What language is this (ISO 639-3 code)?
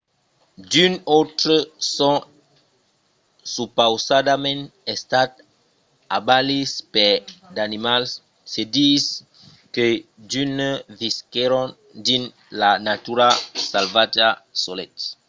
oci